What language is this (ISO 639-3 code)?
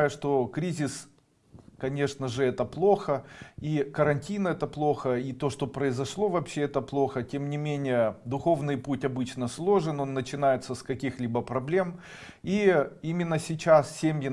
rus